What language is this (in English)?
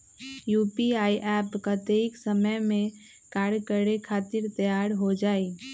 Magahi